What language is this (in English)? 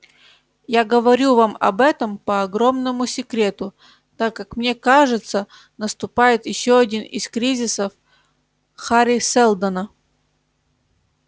Russian